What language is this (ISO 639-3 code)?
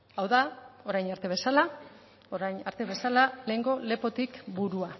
eus